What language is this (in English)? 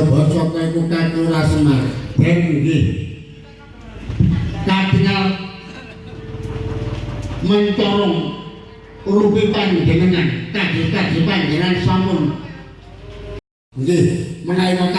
Indonesian